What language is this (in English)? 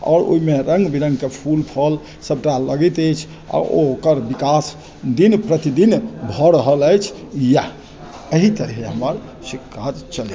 Maithili